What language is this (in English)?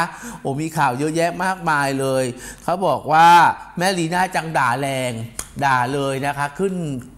Thai